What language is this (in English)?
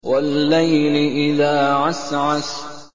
Arabic